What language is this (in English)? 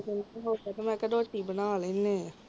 Punjabi